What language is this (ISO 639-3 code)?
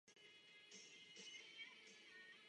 ces